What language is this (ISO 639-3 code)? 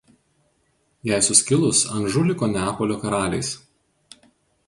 lit